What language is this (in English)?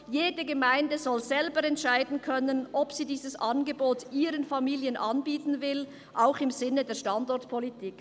Swiss German